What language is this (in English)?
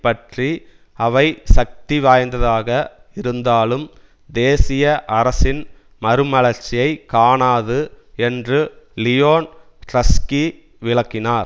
Tamil